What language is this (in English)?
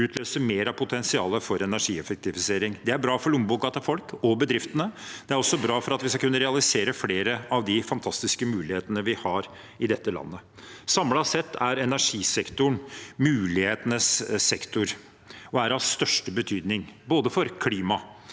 Norwegian